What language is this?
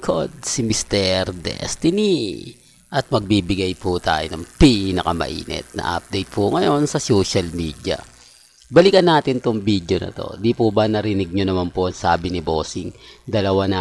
Filipino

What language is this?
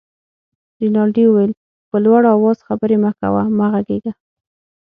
Pashto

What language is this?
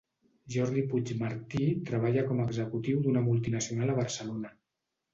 Catalan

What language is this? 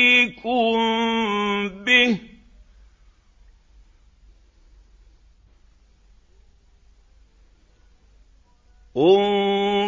Arabic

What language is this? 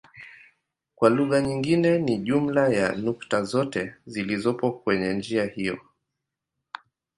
Swahili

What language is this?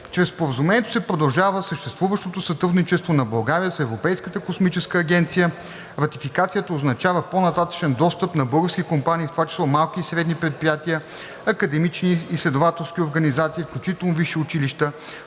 Bulgarian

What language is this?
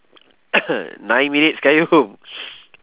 English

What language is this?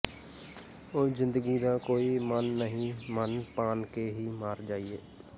Punjabi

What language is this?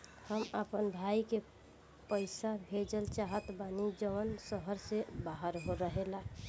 Bhojpuri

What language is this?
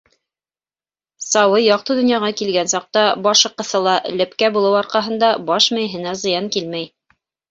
Bashkir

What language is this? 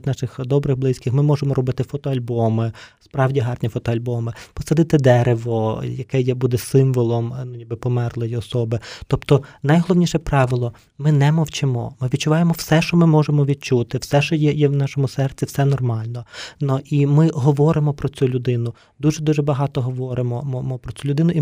Ukrainian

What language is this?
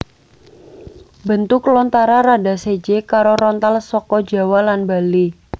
Javanese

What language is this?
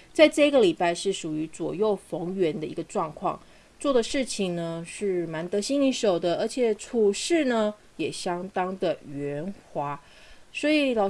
Chinese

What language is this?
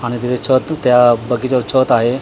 Marathi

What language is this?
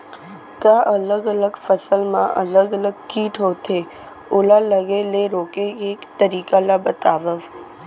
Chhattisgarhi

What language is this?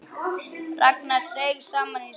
Icelandic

